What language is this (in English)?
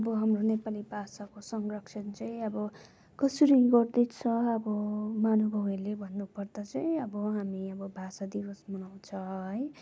Nepali